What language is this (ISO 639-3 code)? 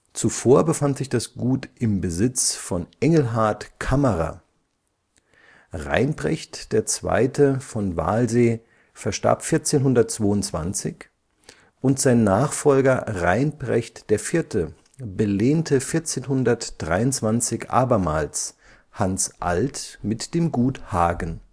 deu